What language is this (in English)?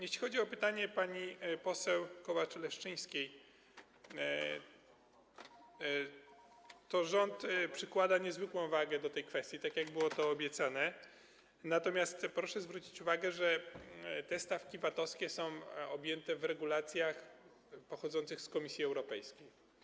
Polish